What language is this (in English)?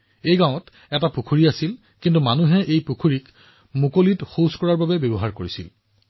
Assamese